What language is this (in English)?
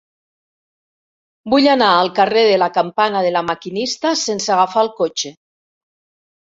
Catalan